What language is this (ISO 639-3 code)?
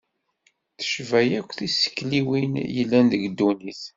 kab